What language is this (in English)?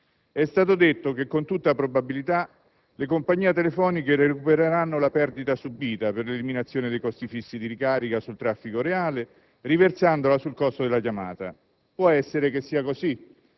Italian